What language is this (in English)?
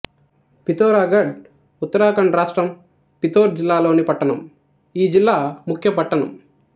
Telugu